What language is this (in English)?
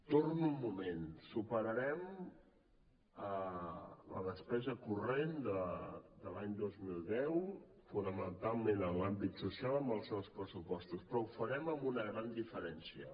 Catalan